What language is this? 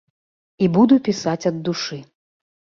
Belarusian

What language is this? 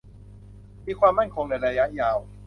Thai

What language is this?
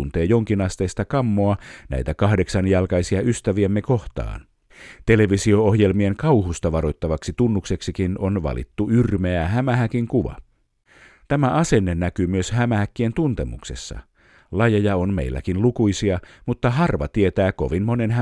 Finnish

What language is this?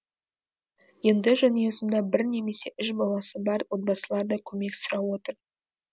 Kazakh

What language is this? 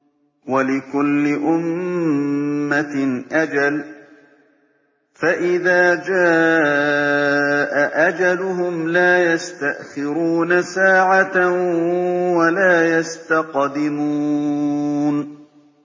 Arabic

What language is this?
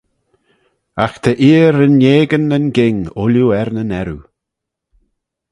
Manx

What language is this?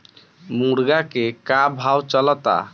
Bhojpuri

